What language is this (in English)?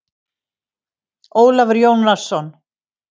Icelandic